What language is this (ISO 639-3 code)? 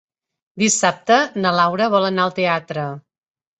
cat